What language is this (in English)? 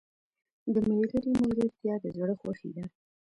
Pashto